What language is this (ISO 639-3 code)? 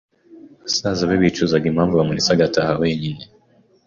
kin